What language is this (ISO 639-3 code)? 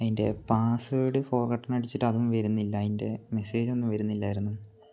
mal